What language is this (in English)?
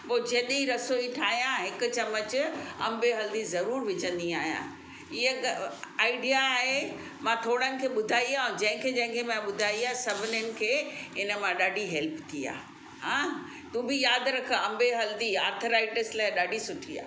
Sindhi